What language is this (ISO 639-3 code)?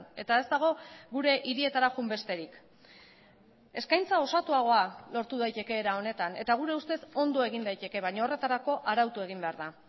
eus